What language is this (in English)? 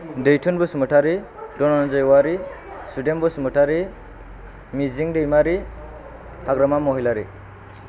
Bodo